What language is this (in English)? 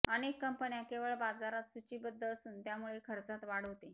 Marathi